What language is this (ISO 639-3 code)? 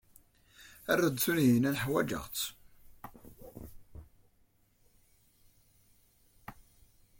kab